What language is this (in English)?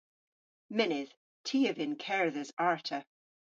Cornish